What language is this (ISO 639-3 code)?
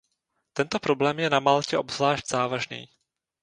ces